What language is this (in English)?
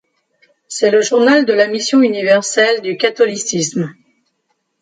French